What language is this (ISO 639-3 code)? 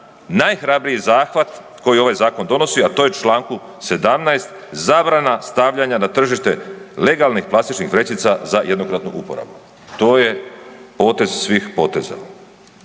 hrv